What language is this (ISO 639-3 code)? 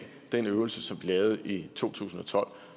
dan